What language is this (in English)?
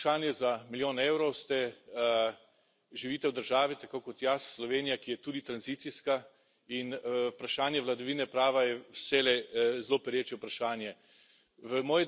Slovenian